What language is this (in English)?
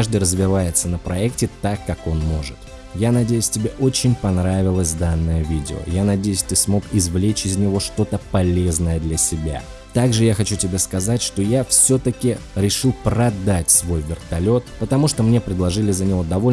Russian